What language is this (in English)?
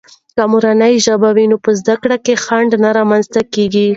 Pashto